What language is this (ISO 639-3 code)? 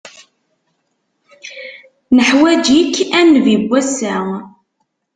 kab